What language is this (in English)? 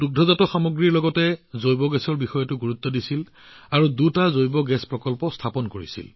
Assamese